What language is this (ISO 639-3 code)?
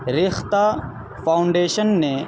urd